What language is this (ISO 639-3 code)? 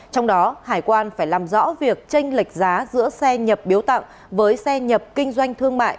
vie